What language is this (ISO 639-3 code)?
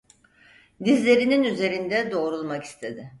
tur